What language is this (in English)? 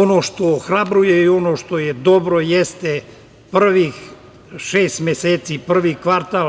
Serbian